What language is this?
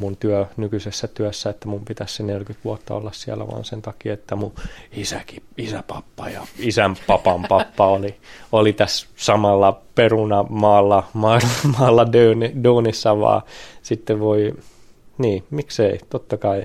Finnish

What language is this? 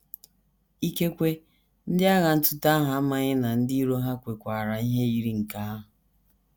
Igbo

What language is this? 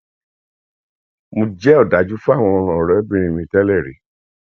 Yoruba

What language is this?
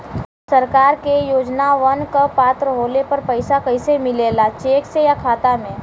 Bhojpuri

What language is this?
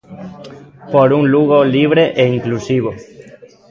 Galician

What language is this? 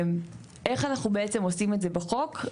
Hebrew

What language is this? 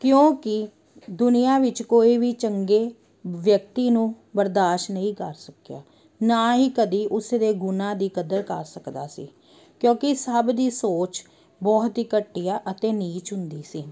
Punjabi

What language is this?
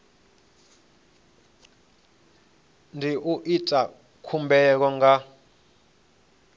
Venda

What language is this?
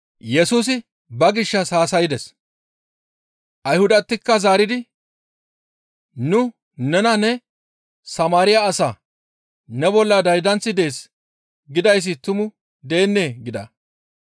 Gamo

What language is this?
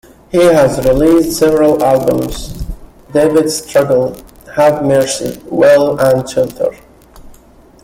English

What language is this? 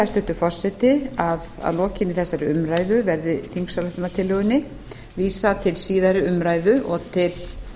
Icelandic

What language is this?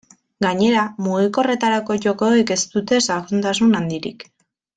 Basque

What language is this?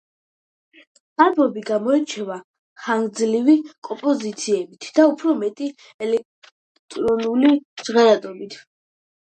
Georgian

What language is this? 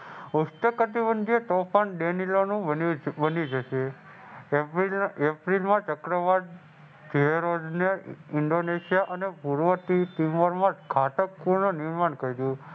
Gujarati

